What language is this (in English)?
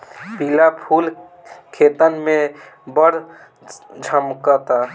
Bhojpuri